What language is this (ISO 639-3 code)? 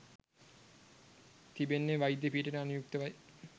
sin